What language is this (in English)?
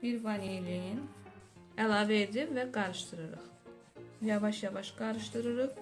Turkish